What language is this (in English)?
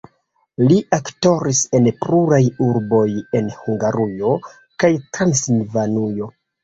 Esperanto